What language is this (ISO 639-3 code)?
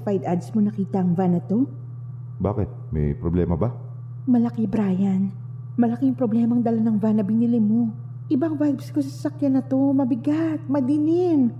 fil